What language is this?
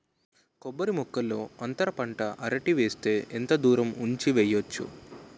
Telugu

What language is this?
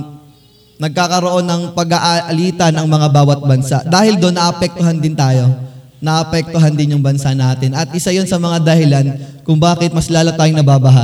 Filipino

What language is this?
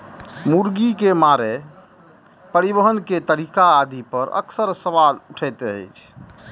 Maithili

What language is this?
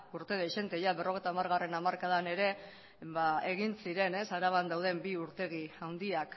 Basque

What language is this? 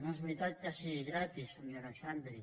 Catalan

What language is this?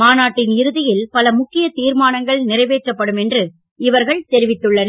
Tamil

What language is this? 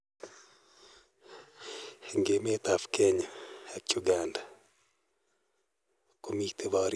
Kalenjin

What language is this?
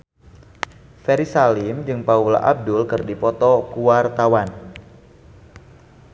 Sundanese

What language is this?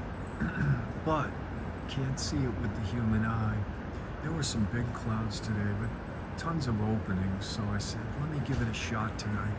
English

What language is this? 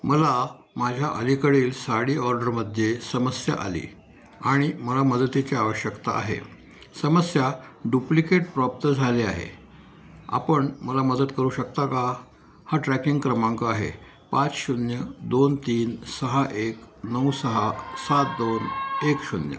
Marathi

